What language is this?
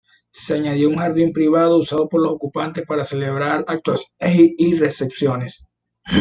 Spanish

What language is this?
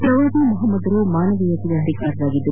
Kannada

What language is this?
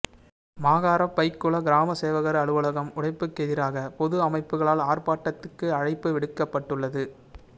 Tamil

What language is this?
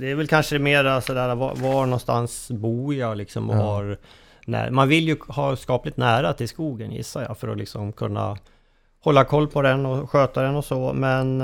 Swedish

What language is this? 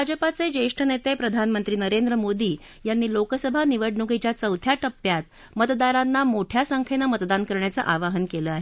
Marathi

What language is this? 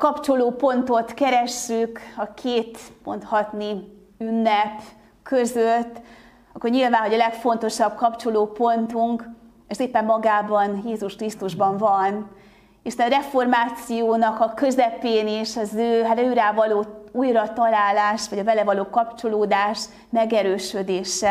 Hungarian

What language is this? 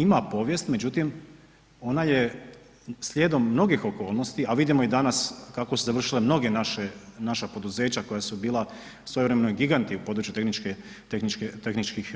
Croatian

